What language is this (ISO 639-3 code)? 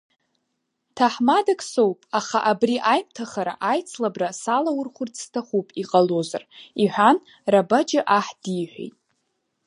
abk